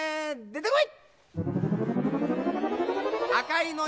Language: Japanese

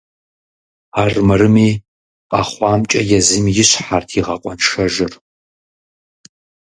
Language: Kabardian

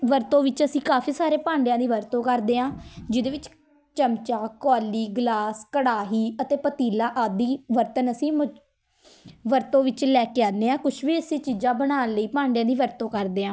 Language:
Punjabi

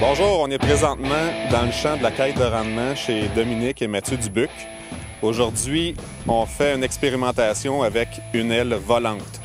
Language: French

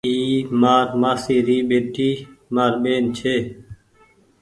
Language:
Goaria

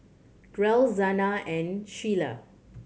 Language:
English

